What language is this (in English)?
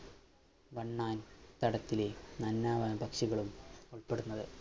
Malayalam